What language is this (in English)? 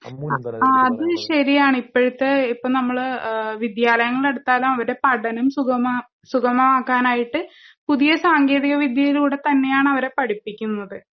Malayalam